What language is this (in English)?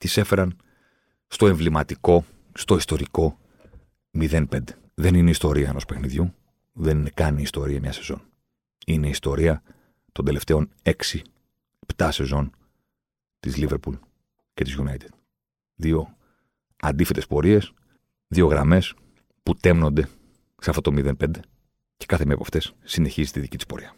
Greek